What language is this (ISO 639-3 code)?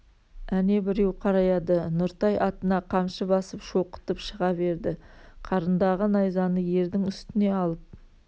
kaz